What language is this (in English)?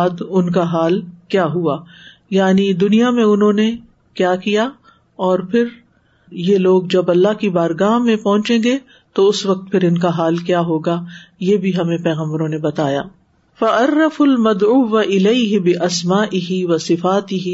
Urdu